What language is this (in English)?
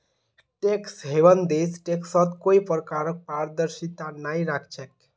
Magahi